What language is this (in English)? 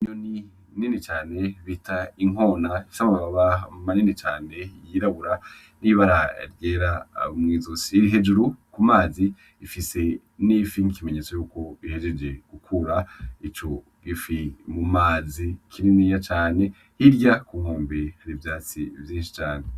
Rundi